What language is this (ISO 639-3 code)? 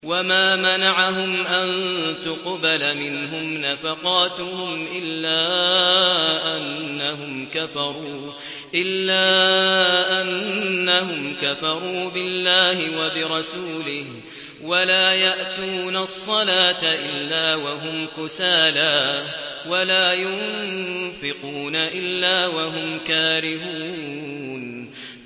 ara